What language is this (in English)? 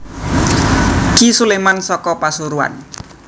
Javanese